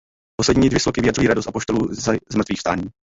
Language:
Czech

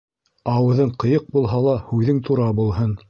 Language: Bashkir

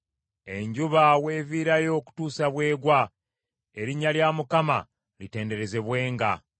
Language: Ganda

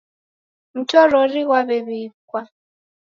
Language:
Taita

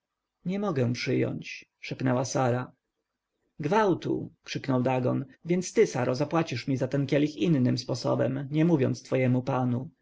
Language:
Polish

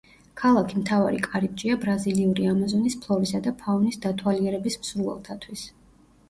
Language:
Georgian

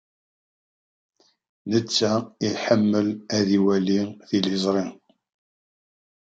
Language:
Kabyle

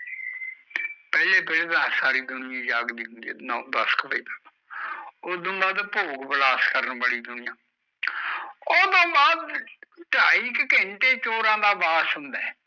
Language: Punjabi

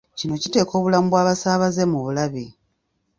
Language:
Ganda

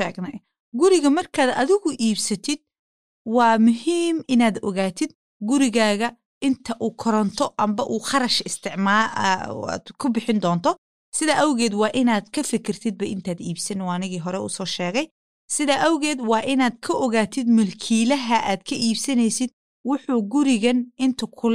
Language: Swahili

